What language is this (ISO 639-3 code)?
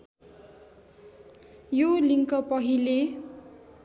nep